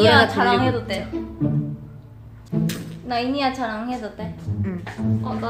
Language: Korean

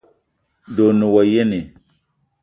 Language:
Eton (Cameroon)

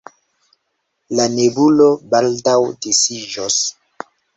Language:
Esperanto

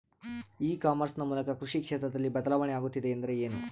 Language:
Kannada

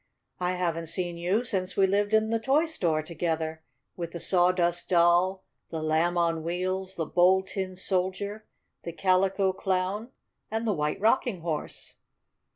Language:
English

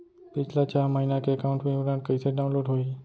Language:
Chhattisgarhi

